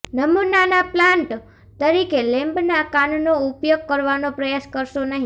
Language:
Gujarati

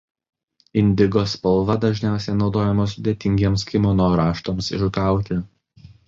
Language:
Lithuanian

